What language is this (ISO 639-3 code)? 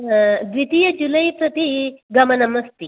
san